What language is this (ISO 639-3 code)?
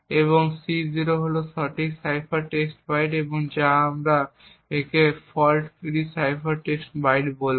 ben